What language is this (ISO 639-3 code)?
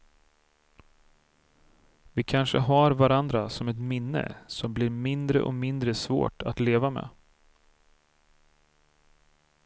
swe